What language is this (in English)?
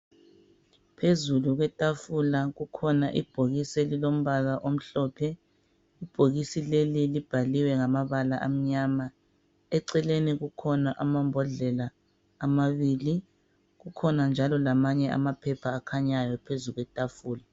North Ndebele